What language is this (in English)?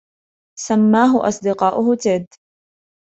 Arabic